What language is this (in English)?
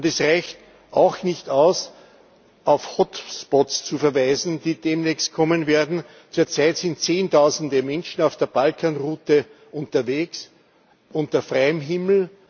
German